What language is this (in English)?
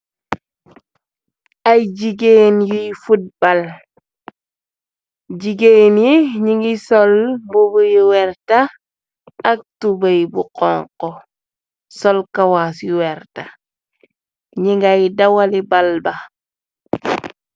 Wolof